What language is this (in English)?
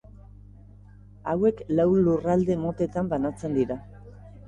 Basque